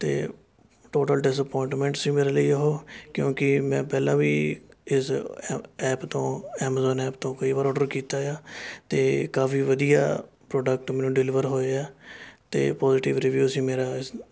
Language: Punjabi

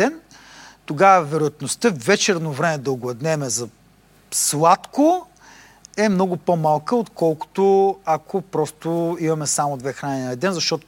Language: Bulgarian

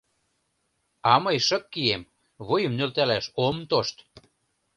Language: Mari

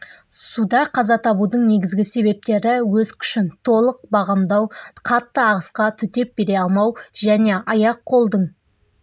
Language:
Kazakh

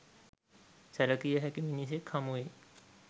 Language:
Sinhala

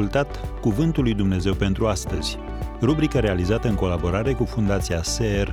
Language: Romanian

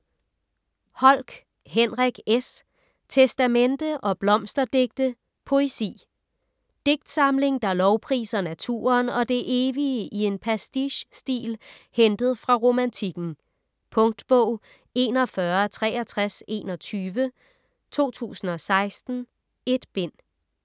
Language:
Danish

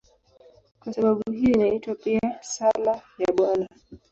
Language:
Swahili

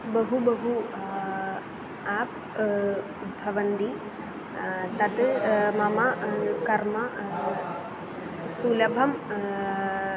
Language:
Sanskrit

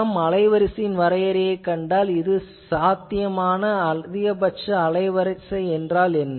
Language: Tamil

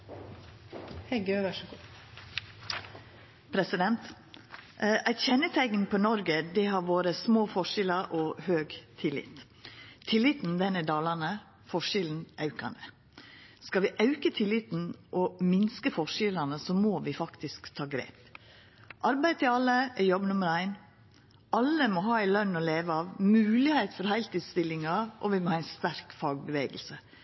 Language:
Norwegian Nynorsk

